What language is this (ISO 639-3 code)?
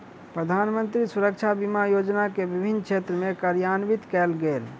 mai